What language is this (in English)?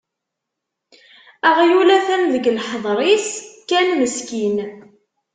Kabyle